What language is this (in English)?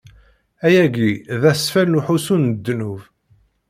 Kabyle